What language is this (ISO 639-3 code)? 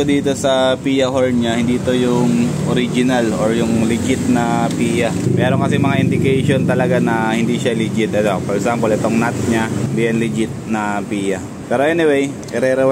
fil